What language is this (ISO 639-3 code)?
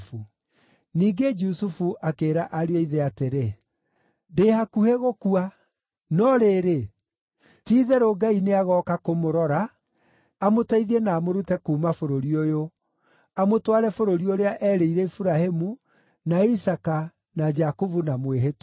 kik